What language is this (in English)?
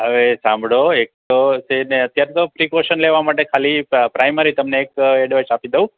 Gujarati